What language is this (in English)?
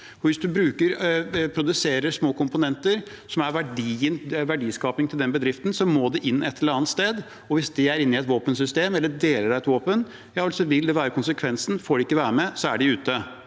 Norwegian